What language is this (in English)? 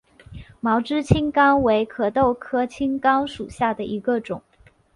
Chinese